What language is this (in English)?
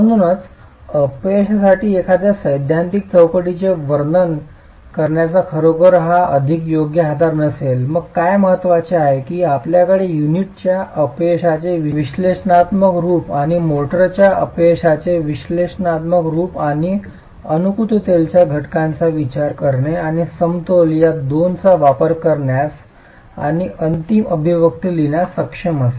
Marathi